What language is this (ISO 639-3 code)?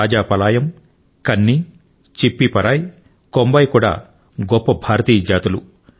tel